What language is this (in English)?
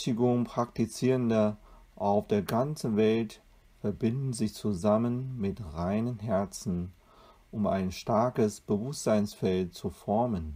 German